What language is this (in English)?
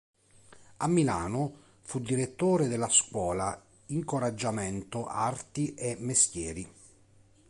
Italian